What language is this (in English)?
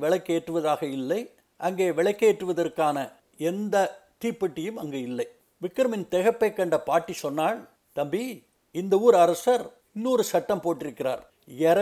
Tamil